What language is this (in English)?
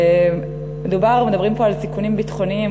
Hebrew